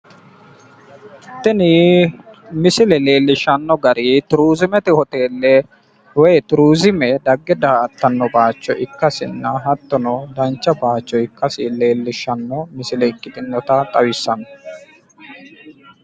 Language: Sidamo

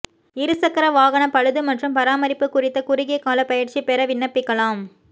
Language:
Tamil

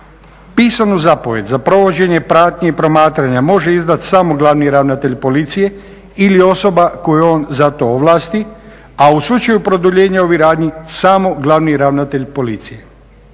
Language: Croatian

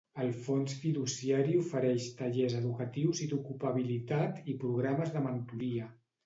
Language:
Catalan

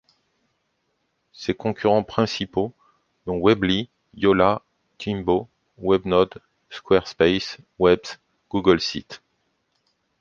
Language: French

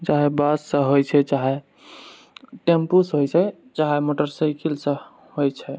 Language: Maithili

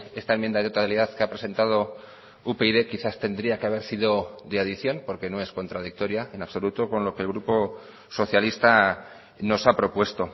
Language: Spanish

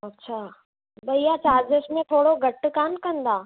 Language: Sindhi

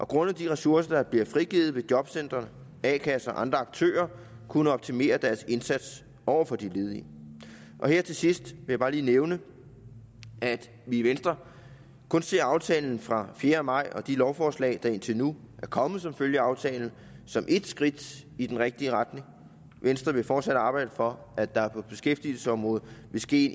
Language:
Danish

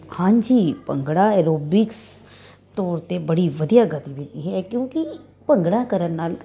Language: Punjabi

